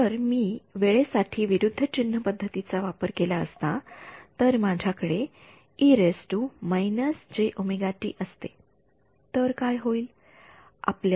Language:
Marathi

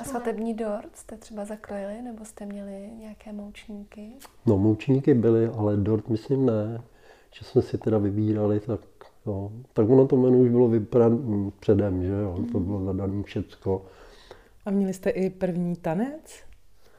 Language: Czech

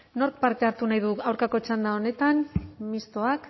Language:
Basque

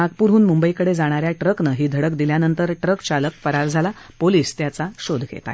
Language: Marathi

